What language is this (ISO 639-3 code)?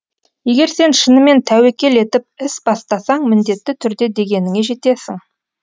kaz